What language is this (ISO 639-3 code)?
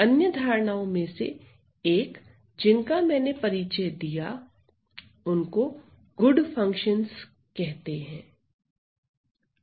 hin